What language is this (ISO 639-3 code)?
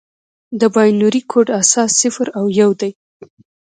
pus